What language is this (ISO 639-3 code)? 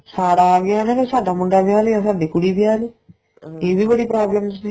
pan